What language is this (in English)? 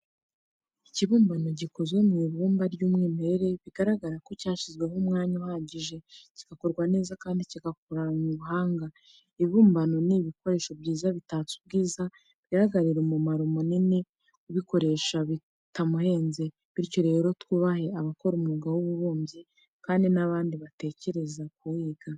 Kinyarwanda